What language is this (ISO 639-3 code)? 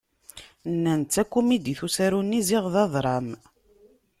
kab